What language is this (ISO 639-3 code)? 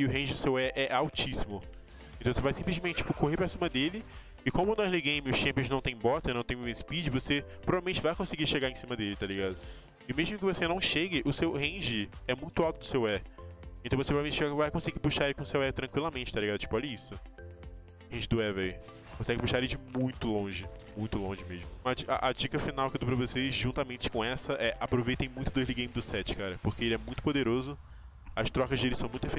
por